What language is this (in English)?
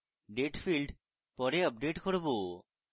Bangla